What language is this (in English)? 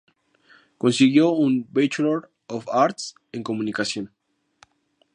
Spanish